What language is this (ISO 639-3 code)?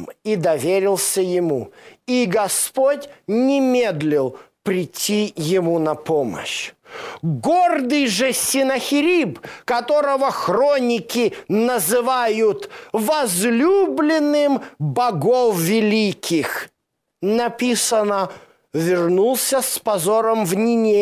rus